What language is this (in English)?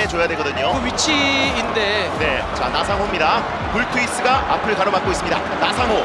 Korean